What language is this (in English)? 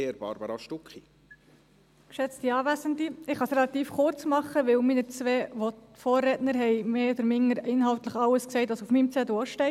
Swiss German